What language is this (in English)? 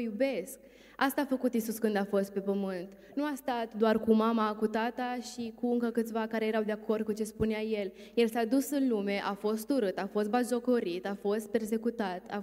Romanian